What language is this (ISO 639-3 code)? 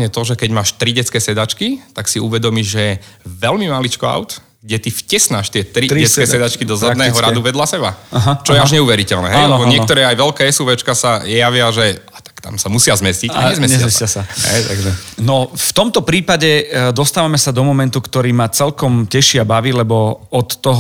slk